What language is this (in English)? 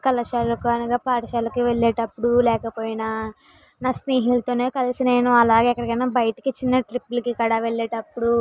Telugu